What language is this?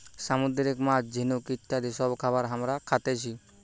Bangla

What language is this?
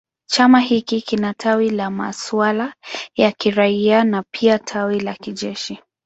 Swahili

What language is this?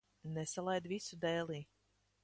Latvian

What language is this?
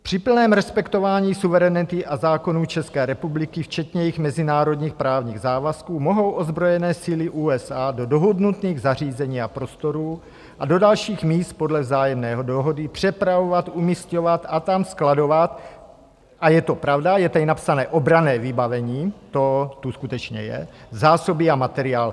Czech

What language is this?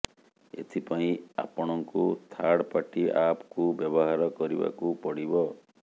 Odia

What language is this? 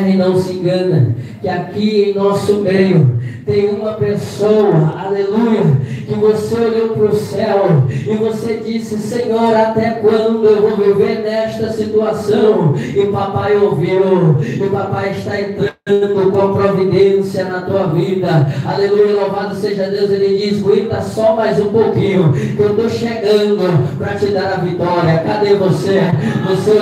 Portuguese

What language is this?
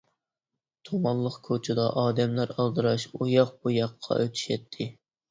Uyghur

